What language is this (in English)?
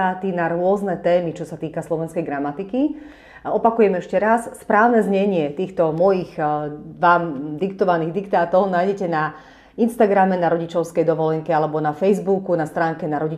Slovak